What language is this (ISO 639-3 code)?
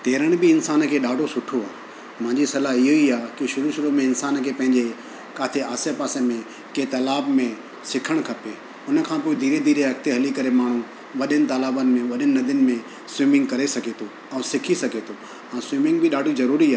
snd